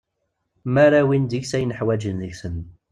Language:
Kabyle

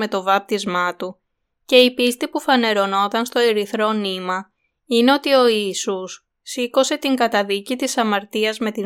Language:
Greek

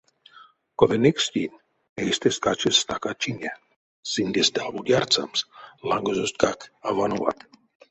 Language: Erzya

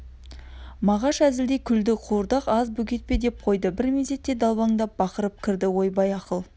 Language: Kazakh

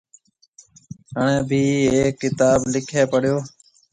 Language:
Marwari (Pakistan)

